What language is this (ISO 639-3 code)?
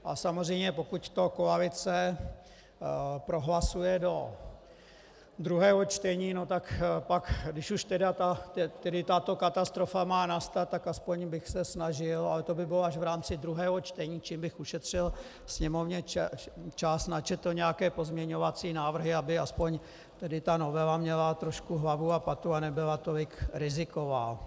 ces